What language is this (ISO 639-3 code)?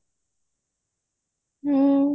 ori